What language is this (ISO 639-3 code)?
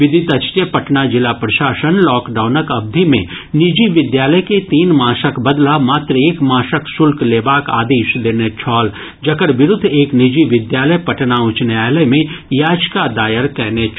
mai